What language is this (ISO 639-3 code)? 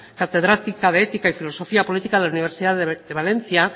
spa